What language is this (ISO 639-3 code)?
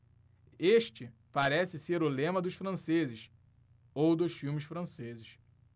por